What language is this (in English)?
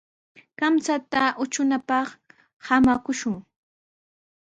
Sihuas Ancash Quechua